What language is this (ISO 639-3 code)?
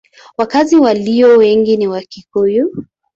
swa